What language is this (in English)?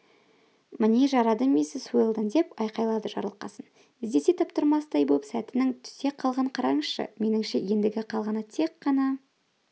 Kazakh